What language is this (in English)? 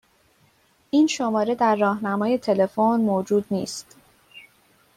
Persian